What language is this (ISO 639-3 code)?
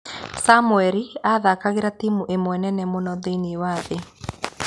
kik